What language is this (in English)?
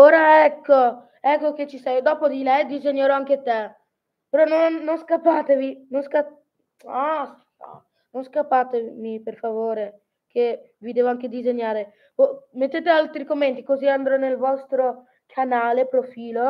Italian